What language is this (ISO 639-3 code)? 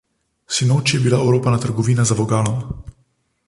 slv